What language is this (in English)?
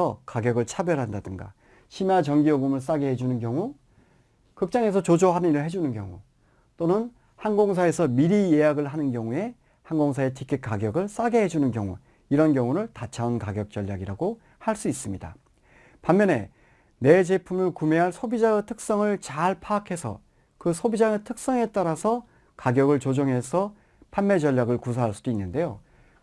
Korean